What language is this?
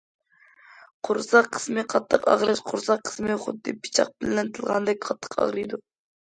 Uyghur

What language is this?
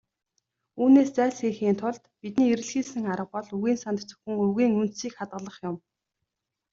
Mongolian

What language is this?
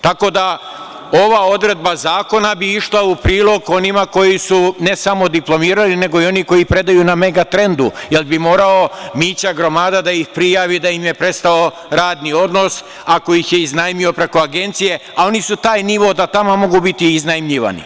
Serbian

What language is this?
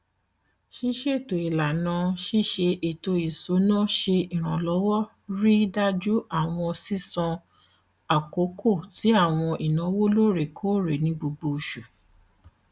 Yoruba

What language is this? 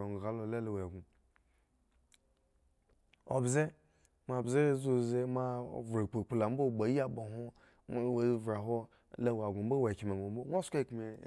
Eggon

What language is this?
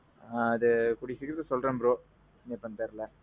Tamil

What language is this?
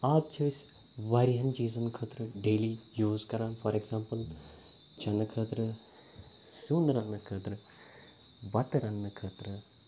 Kashmiri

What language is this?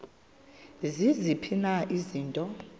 Xhosa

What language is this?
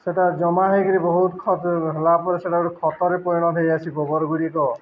Odia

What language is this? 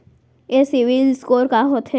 Chhattisgarhi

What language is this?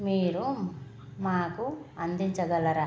Telugu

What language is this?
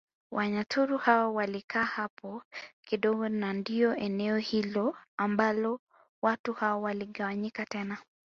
Swahili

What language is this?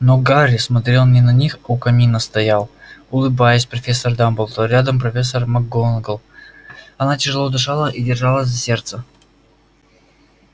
Russian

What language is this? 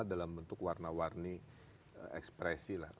Indonesian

